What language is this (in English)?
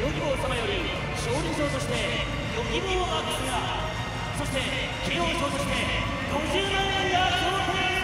Japanese